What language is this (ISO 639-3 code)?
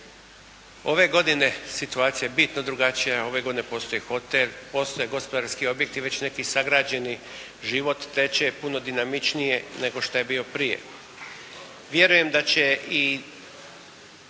hrv